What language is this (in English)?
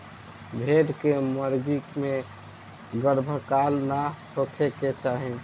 Bhojpuri